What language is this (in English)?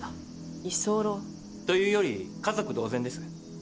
Japanese